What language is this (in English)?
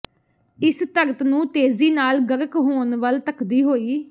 Punjabi